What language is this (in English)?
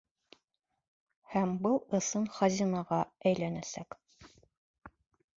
Bashkir